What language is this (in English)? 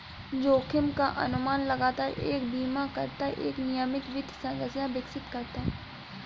Hindi